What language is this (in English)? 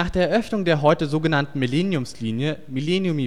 German